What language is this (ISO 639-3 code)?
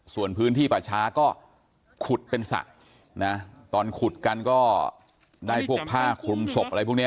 tha